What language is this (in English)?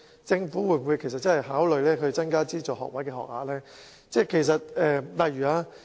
Cantonese